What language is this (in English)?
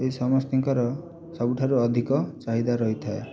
Odia